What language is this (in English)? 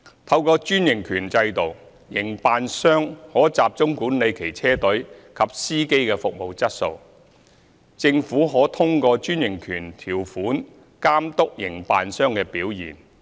Cantonese